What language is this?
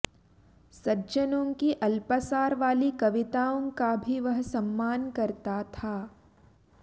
Sanskrit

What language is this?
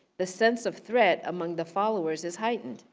English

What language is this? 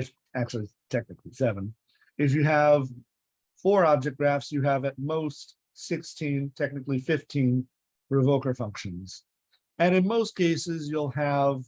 English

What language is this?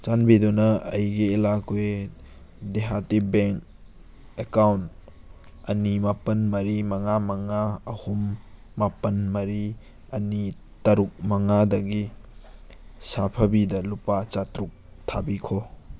Manipuri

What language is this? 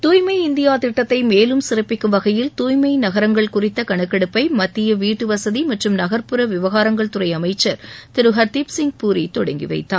Tamil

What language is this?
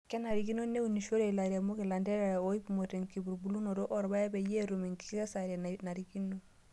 Masai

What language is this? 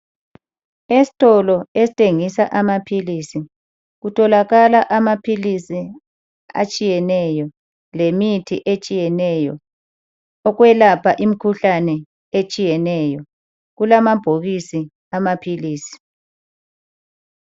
North Ndebele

